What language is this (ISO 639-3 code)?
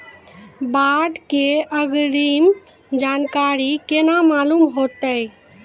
mai